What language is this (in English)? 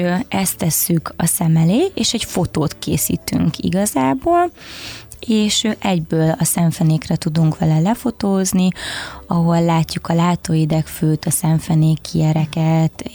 Hungarian